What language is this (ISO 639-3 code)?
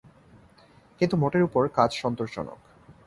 ben